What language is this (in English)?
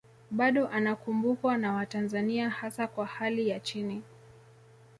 Swahili